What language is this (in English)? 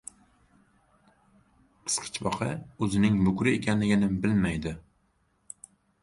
Uzbek